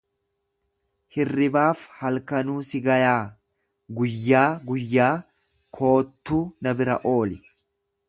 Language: Oromo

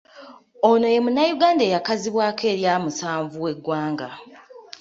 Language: Ganda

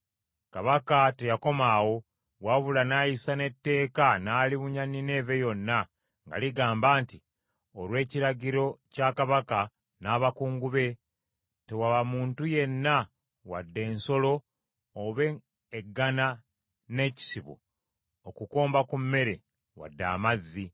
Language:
Ganda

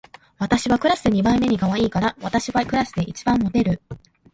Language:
Japanese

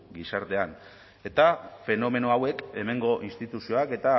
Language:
Basque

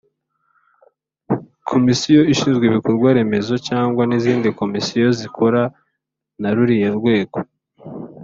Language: Kinyarwanda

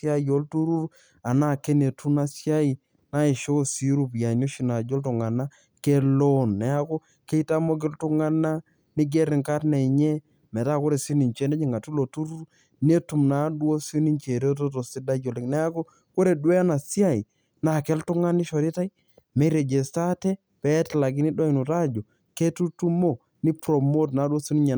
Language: Masai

